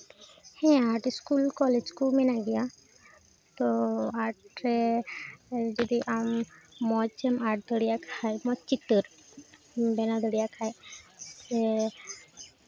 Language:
Santali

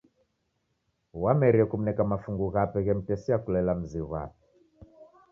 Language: Taita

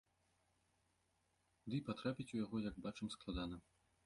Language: Belarusian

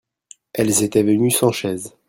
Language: French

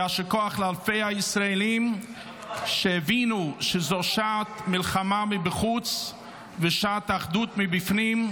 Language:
Hebrew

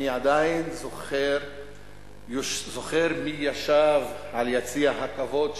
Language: Hebrew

